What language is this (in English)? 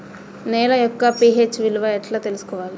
Telugu